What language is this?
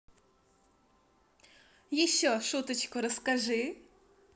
Russian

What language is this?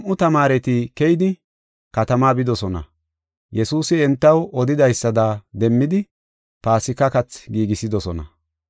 Gofa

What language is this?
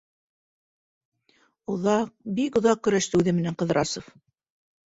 Bashkir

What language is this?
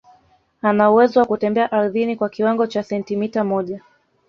Swahili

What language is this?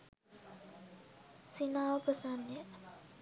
Sinhala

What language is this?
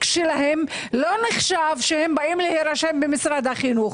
Hebrew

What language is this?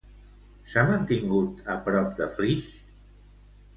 Catalan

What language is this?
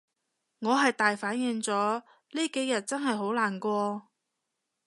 Cantonese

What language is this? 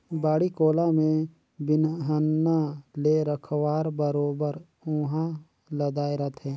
Chhattisgarhi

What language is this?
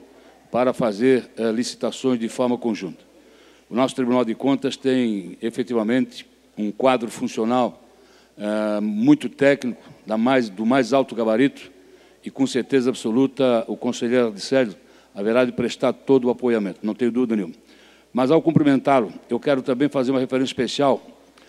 Portuguese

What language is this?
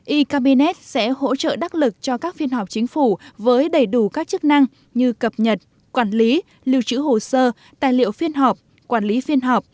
Vietnamese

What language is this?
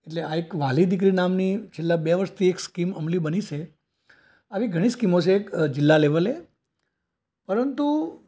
Gujarati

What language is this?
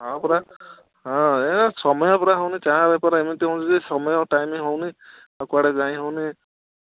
Odia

